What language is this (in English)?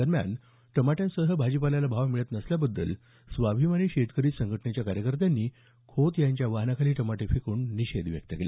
Marathi